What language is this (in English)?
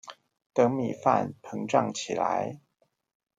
Chinese